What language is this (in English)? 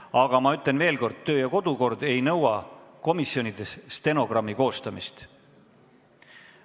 Estonian